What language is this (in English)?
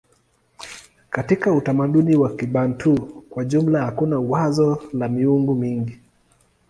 Swahili